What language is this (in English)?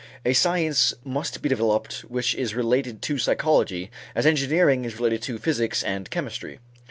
English